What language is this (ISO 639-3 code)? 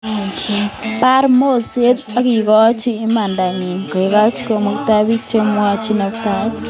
kln